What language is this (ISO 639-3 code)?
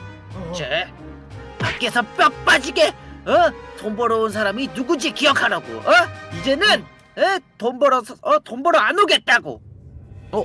kor